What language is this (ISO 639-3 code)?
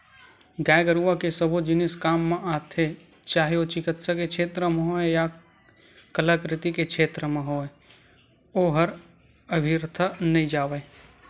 hne